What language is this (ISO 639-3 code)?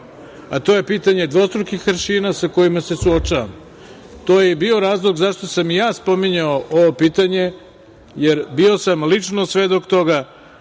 srp